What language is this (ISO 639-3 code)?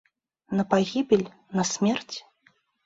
bel